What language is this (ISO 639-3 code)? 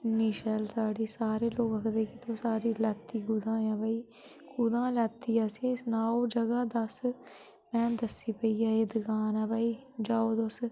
doi